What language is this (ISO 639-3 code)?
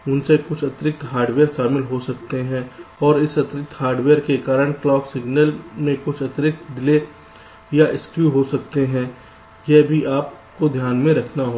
hin